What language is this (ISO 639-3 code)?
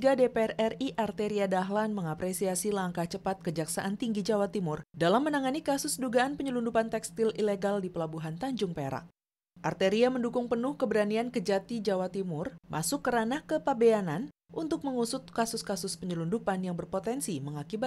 ind